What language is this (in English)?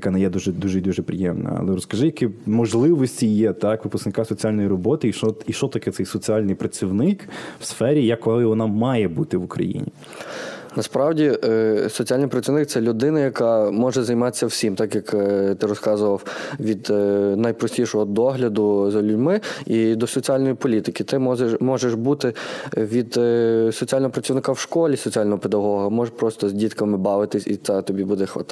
Ukrainian